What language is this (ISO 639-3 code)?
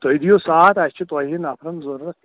kas